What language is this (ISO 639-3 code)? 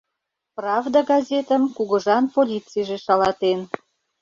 chm